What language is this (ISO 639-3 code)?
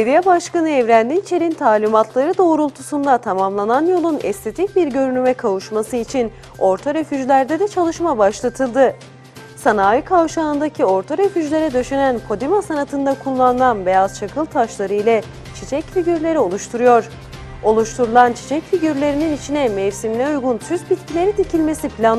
tur